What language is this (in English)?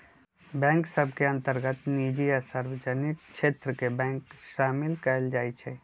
Magahi